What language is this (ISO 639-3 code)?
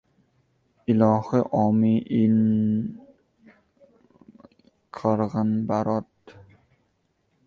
uzb